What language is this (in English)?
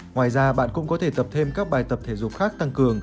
Vietnamese